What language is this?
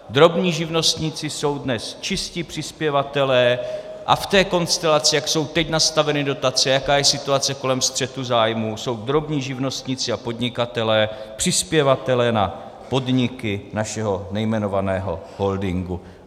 Czech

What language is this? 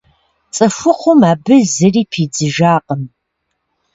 Kabardian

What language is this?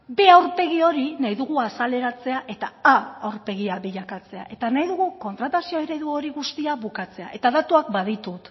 Basque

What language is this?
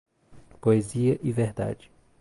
Portuguese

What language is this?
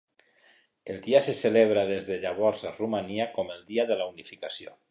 Catalan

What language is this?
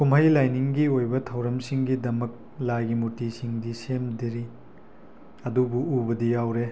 Manipuri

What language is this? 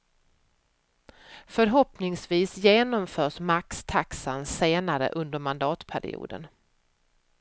Swedish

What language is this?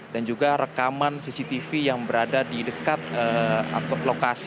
Indonesian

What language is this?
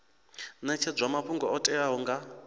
Venda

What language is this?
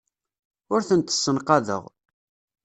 Kabyle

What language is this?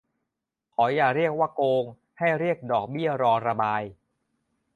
Thai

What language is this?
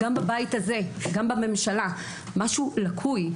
Hebrew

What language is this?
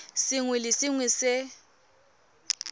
Tswana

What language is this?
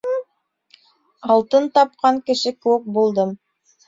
Bashkir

